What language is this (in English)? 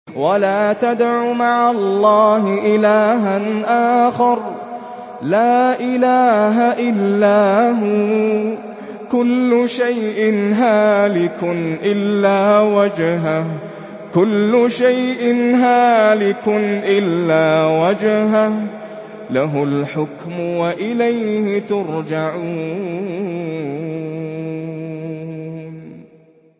Arabic